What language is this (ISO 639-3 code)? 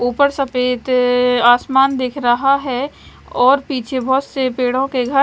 hin